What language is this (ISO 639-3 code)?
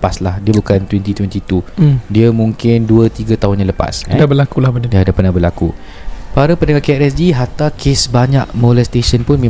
msa